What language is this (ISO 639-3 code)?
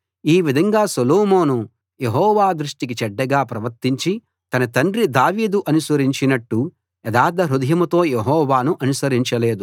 tel